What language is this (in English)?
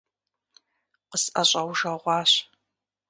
Kabardian